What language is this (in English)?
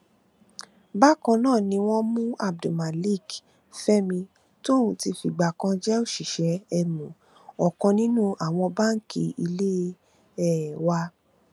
Yoruba